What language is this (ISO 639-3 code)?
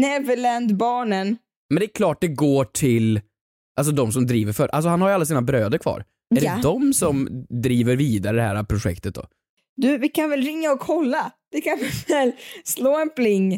swe